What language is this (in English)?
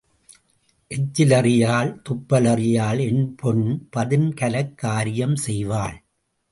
Tamil